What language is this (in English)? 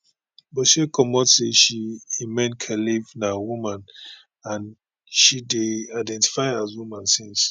Nigerian Pidgin